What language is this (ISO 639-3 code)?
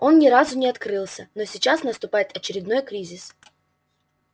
rus